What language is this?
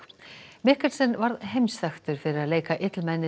Icelandic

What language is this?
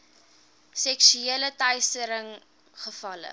Afrikaans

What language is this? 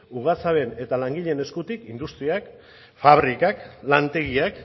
Basque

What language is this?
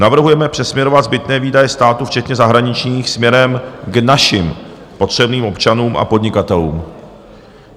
Czech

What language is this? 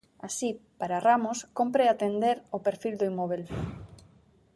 Galician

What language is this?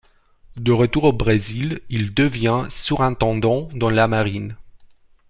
French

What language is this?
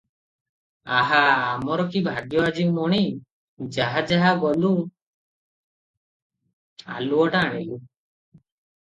Odia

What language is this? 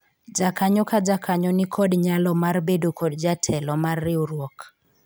Luo (Kenya and Tanzania)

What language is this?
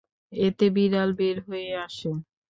Bangla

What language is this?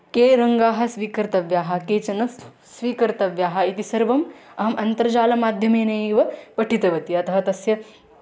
Sanskrit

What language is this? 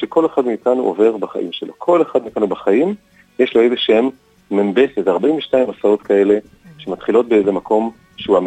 Hebrew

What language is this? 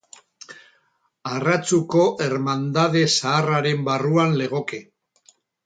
Basque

